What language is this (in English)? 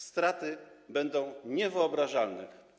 Polish